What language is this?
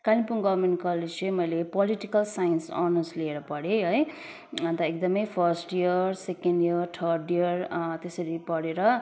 Nepali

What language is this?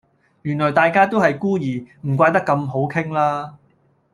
Cantonese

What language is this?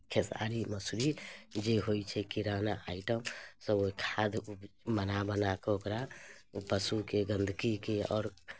Maithili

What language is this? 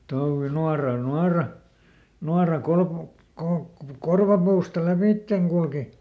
Finnish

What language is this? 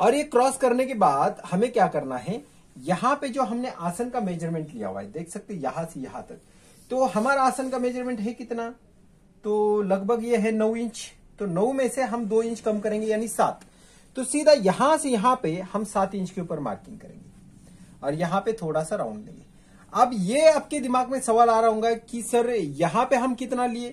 Hindi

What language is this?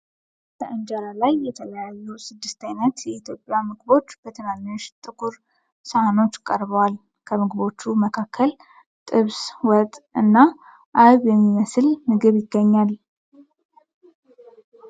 Amharic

